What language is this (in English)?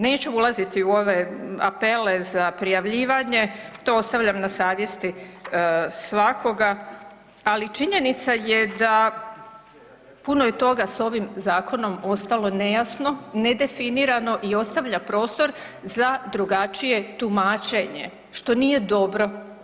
Croatian